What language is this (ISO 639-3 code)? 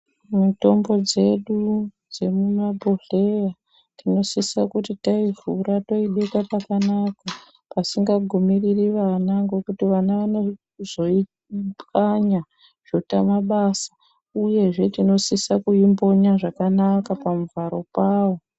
ndc